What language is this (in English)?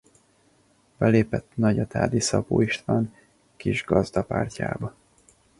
Hungarian